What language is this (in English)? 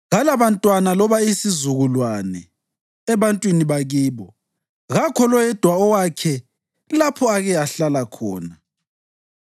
North Ndebele